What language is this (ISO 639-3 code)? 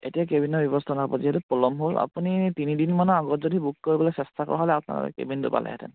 asm